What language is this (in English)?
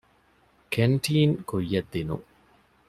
Divehi